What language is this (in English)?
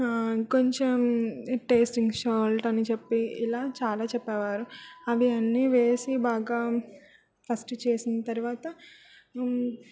Telugu